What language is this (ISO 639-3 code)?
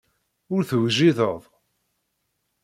kab